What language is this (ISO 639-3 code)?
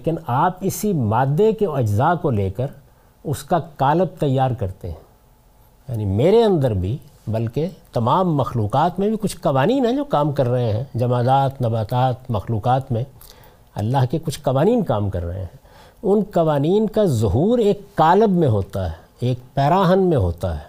urd